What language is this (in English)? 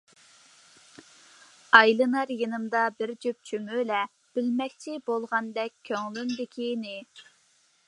Uyghur